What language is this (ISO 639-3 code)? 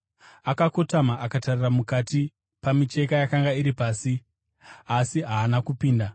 sna